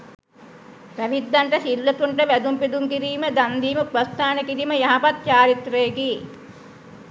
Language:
Sinhala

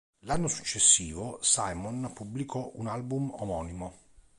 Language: Italian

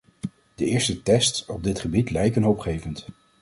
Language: Dutch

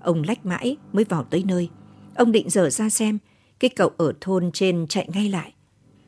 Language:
Vietnamese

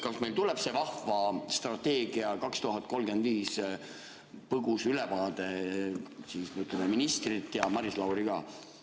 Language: Estonian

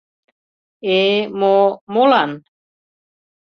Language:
Mari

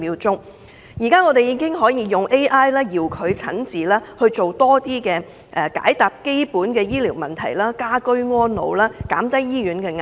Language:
Cantonese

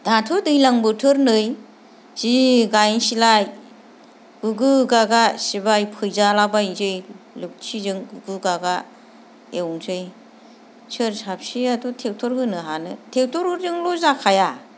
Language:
Bodo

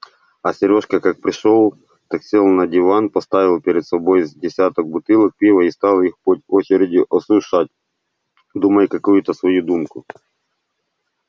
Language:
Russian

